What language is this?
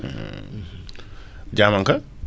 Wolof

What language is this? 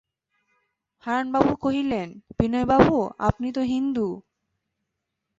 Bangla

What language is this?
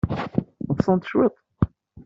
Kabyle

